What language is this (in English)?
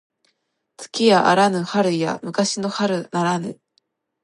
Japanese